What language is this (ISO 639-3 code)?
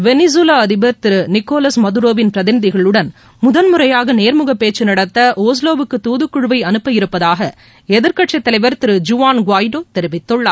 tam